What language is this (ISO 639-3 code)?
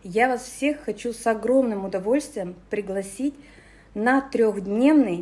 rus